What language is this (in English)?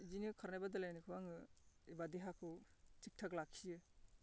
Bodo